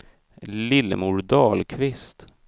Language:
Swedish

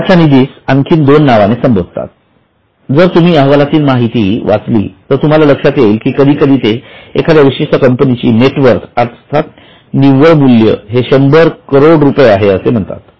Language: Marathi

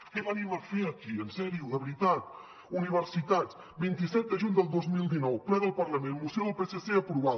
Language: Catalan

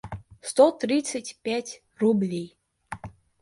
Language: Russian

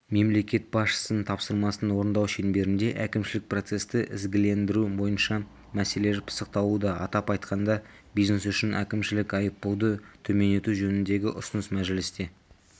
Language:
Kazakh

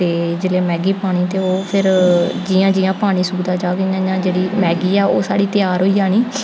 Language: Dogri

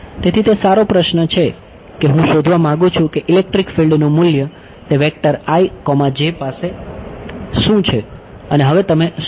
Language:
Gujarati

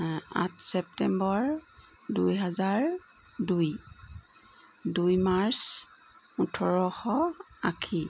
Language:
Assamese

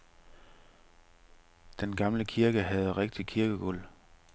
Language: Danish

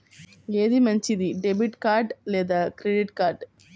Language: Telugu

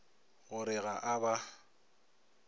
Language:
Northern Sotho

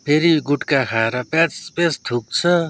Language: Nepali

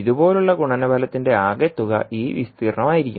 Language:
Malayalam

